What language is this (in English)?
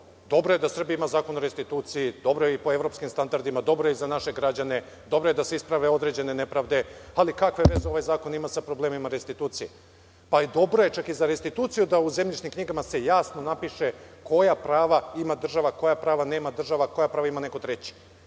Serbian